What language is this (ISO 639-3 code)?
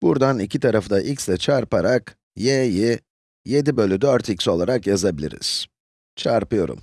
tur